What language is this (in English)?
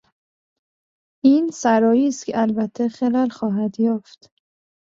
Persian